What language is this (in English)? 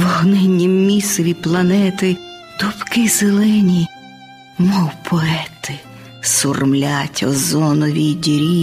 Ukrainian